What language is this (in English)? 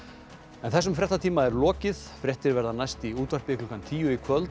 Icelandic